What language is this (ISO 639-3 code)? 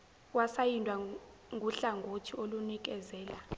zul